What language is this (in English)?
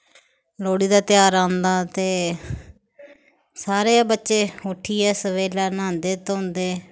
Dogri